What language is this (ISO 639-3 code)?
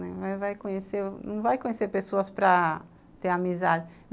por